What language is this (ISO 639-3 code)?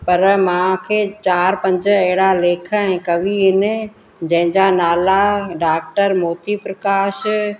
snd